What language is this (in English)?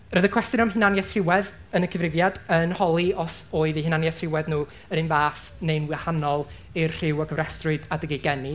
Welsh